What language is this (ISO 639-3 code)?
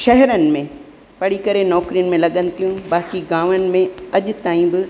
snd